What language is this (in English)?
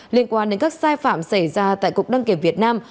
Vietnamese